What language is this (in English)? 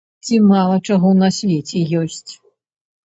Belarusian